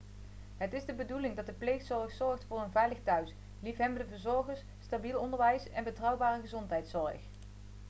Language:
Dutch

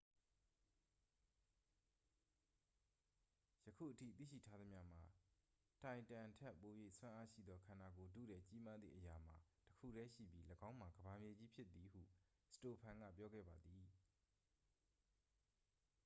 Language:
Burmese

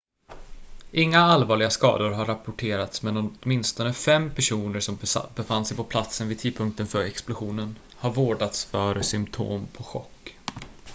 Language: Swedish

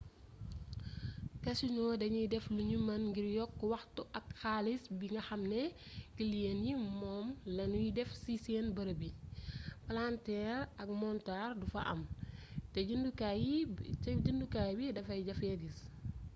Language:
Wolof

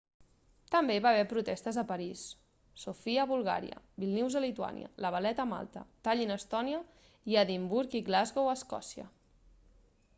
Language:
Catalan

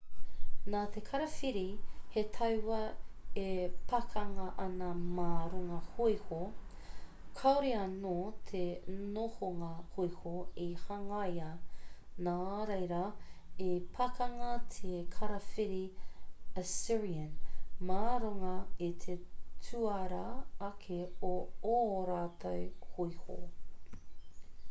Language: Māori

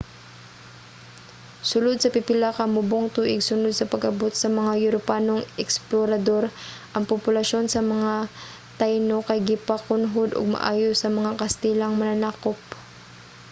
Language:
Cebuano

